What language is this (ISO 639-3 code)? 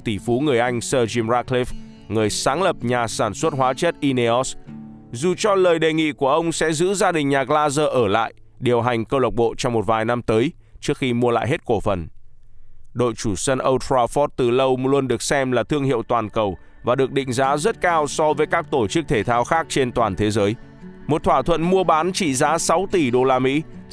vie